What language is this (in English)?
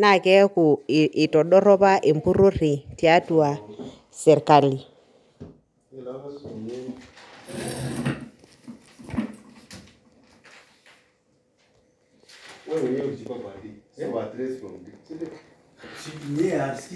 Masai